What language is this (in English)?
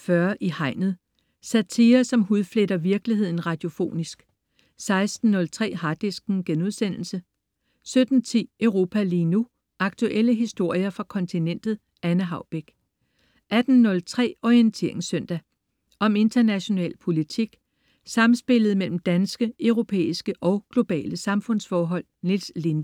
Danish